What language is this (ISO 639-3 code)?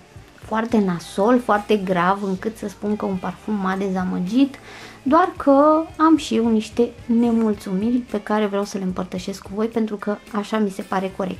ron